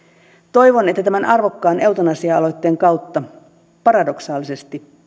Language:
Finnish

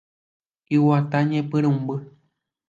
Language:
Guarani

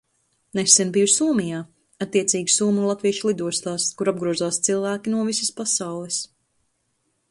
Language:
Latvian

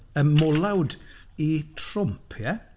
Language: Welsh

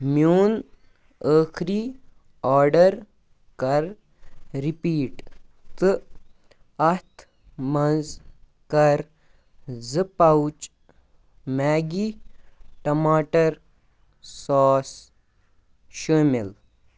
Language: Kashmiri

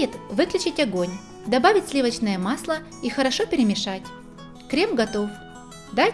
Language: Russian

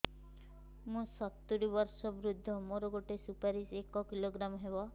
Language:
Odia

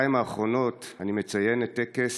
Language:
Hebrew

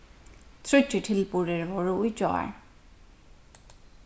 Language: Faroese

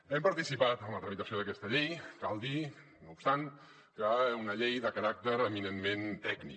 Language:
Catalan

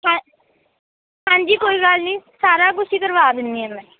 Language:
Punjabi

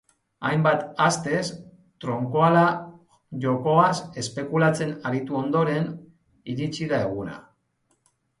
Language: Basque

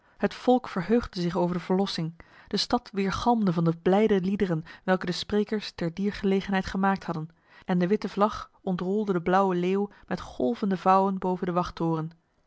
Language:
Dutch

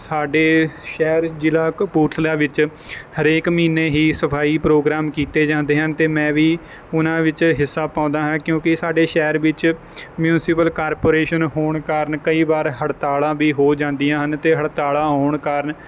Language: Punjabi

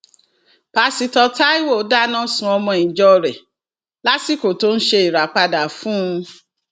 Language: Yoruba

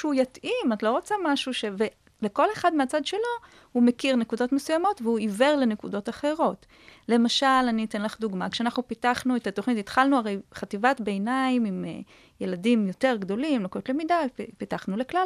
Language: Hebrew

